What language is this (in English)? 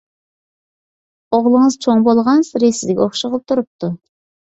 Uyghur